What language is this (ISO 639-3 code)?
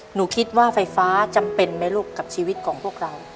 tha